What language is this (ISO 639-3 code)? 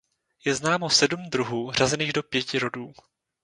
ces